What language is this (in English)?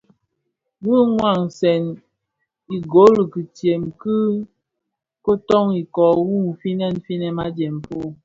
Bafia